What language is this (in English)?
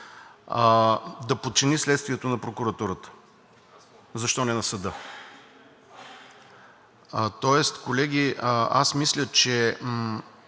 Bulgarian